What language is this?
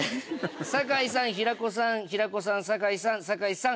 Japanese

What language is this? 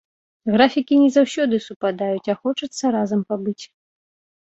Belarusian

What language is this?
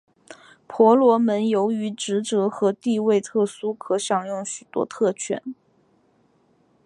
Chinese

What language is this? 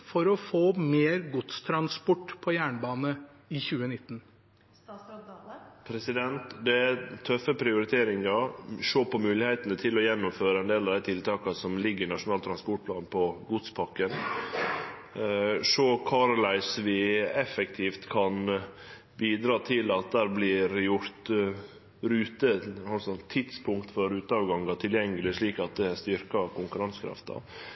Norwegian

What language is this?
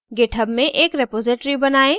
Hindi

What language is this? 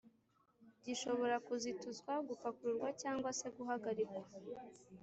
Kinyarwanda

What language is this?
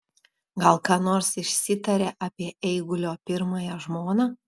Lithuanian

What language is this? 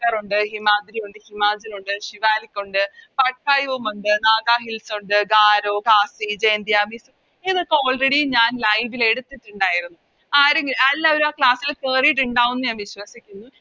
Malayalam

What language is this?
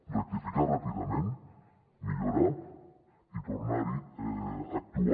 Catalan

